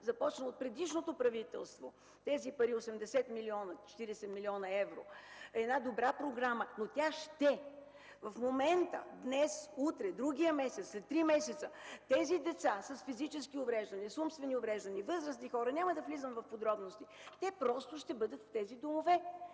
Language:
Bulgarian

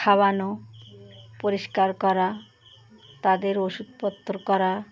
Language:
Bangla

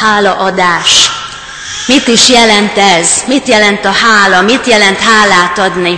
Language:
Hungarian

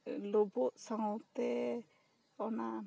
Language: Santali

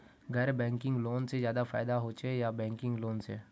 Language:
Magahi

